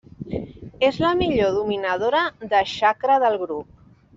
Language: Catalan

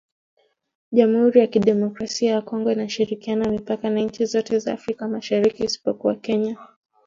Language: Swahili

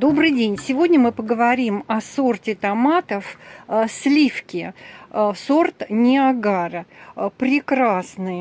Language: Russian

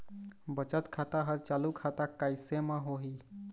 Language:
Chhattisgarhi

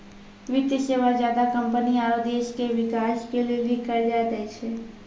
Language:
Maithili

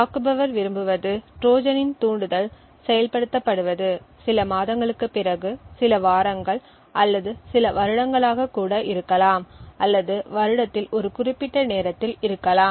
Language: Tamil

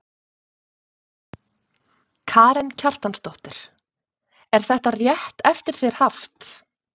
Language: Icelandic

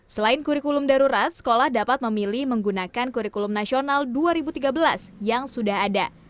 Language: Indonesian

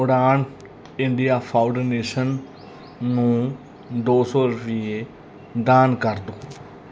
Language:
Punjabi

